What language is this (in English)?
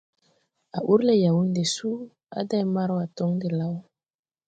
Tupuri